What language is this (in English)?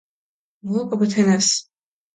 Mingrelian